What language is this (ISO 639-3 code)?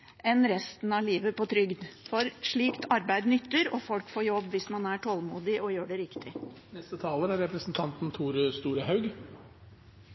nor